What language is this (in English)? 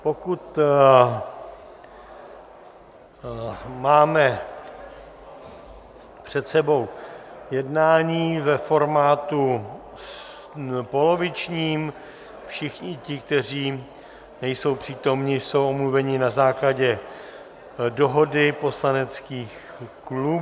Czech